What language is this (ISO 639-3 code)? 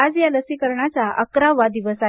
mar